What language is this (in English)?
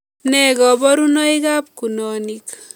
Kalenjin